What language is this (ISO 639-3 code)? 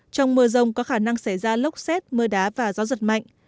vie